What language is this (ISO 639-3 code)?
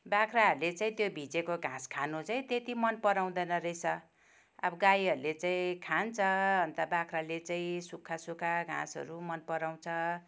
nep